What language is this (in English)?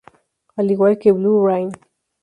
Spanish